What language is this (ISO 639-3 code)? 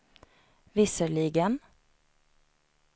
swe